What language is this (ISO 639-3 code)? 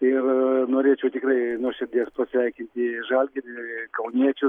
lit